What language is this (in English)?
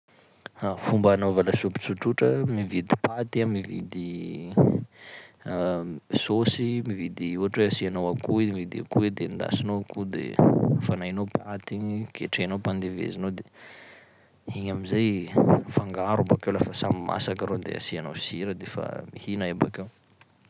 Sakalava Malagasy